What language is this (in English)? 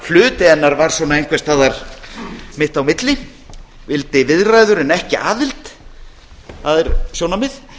Icelandic